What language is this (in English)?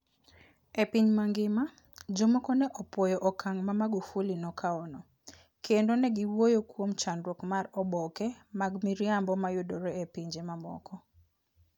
Luo (Kenya and Tanzania)